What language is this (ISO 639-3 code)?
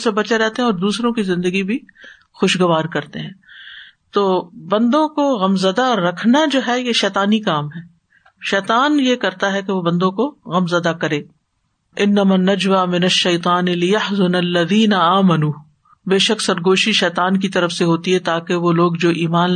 urd